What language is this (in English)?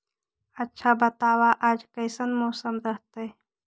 Magahi